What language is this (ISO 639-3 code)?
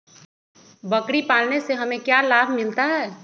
mag